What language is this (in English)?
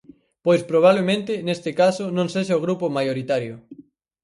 Galician